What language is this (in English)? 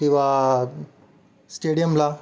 Marathi